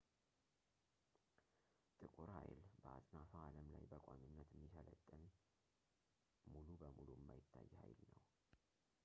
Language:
Amharic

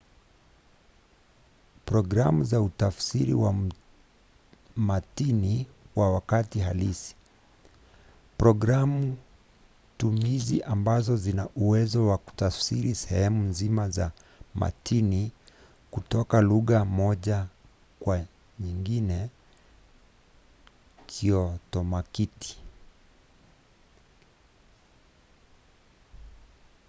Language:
Swahili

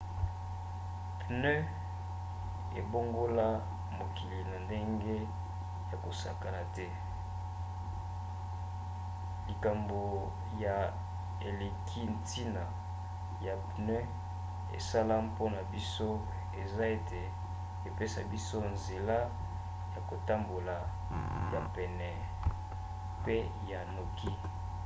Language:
Lingala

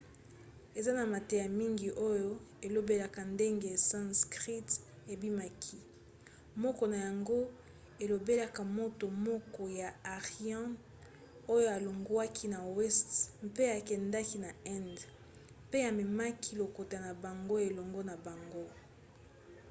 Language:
Lingala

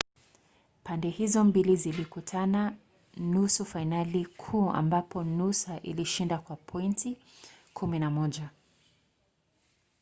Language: Swahili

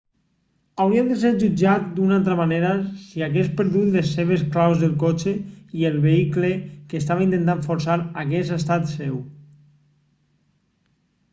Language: Catalan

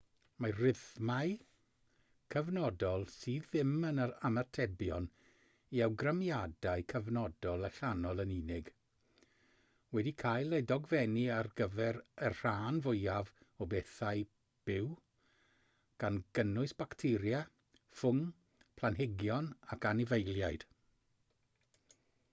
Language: Welsh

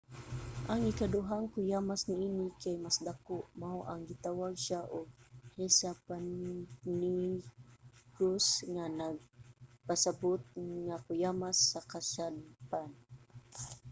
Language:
Cebuano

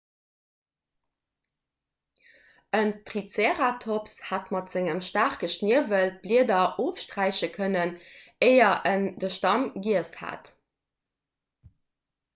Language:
Luxembourgish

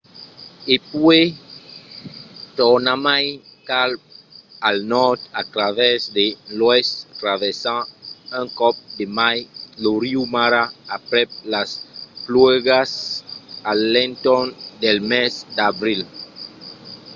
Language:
Occitan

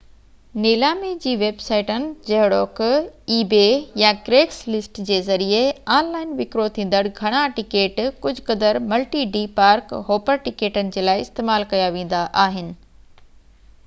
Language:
Sindhi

